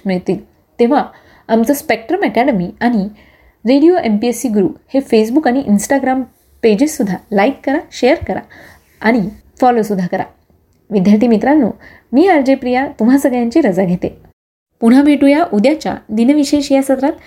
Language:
Marathi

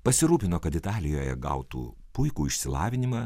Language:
Lithuanian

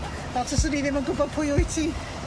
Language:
Welsh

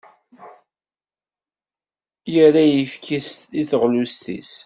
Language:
Kabyle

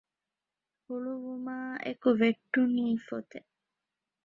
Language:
Divehi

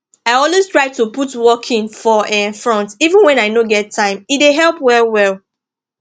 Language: Nigerian Pidgin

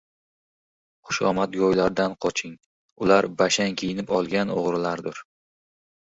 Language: Uzbek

